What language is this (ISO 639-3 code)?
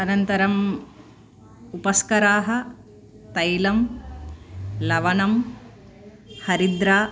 san